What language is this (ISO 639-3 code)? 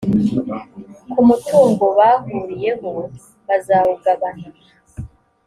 kin